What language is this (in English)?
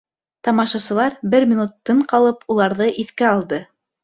Bashkir